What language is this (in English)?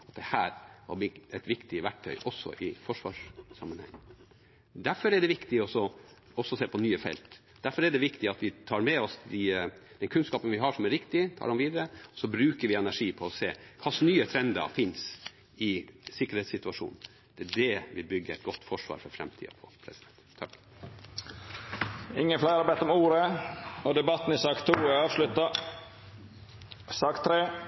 Norwegian